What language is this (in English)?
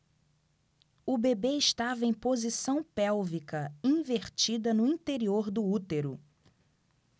Portuguese